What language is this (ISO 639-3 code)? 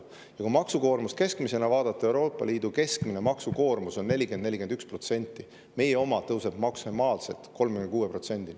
est